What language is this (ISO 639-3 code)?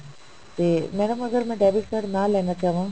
pan